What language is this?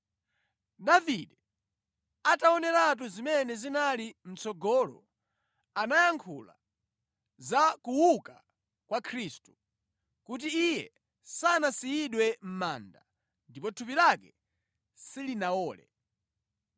Nyanja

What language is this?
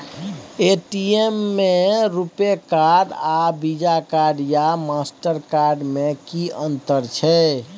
Maithili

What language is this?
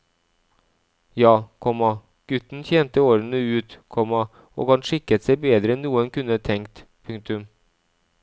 Norwegian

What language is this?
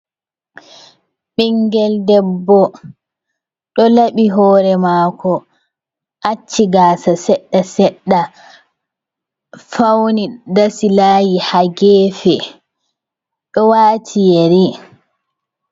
Fula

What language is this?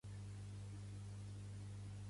Catalan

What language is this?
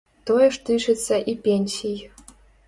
Belarusian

